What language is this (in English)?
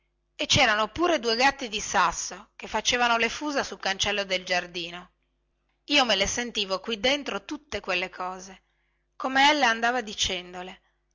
Italian